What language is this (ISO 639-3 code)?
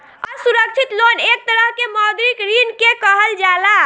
bho